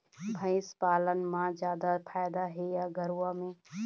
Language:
Chhattisgarhi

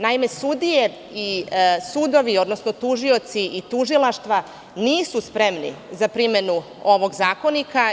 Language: Serbian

